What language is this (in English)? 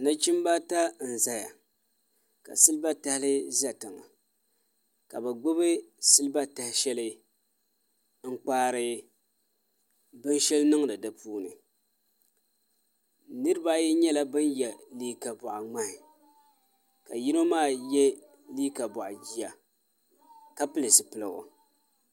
Dagbani